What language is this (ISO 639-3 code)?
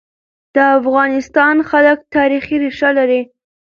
pus